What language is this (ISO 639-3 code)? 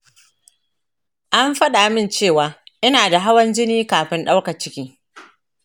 hau